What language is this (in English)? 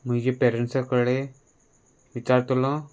Konkani